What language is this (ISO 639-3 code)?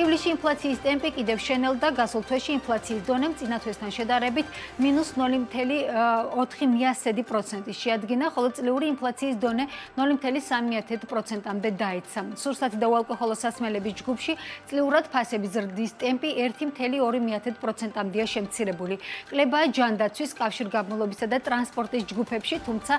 ron